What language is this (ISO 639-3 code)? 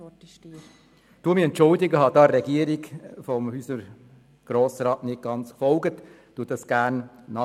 gsw